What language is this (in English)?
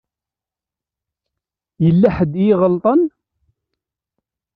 Kabyle